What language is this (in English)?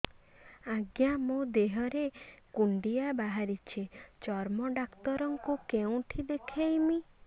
Odia